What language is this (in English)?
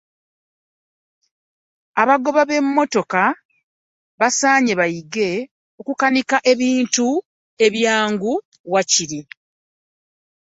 Ganda